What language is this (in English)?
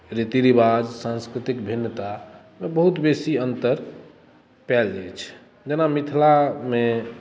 Maithili